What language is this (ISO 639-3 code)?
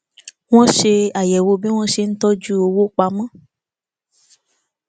yor